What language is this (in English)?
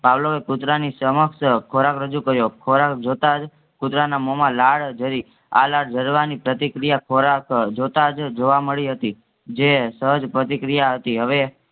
Gujarati